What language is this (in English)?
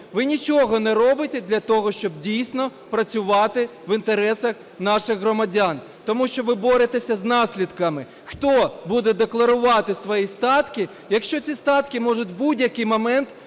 Ukrainian